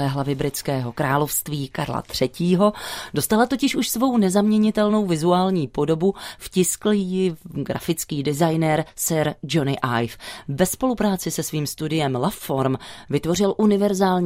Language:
Czech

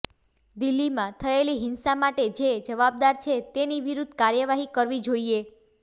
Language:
Gujarati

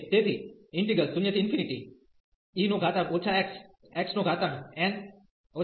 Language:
Gujarati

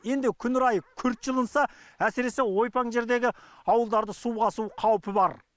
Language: Kazakh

